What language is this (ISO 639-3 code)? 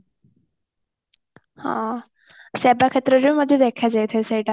ori